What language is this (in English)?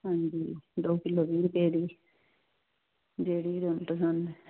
Punjabi